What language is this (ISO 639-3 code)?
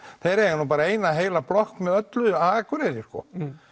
isl